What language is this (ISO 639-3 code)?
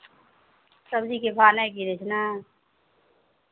mai